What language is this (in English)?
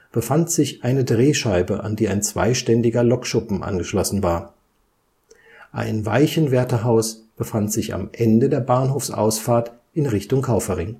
German